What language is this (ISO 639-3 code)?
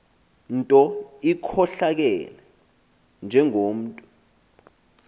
xho